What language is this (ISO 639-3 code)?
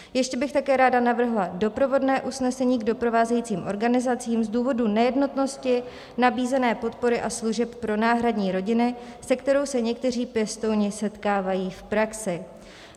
ces